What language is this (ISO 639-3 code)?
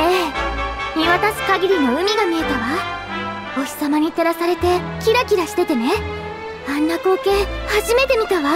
jpn